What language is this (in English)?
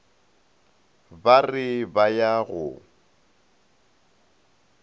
Northern Sotho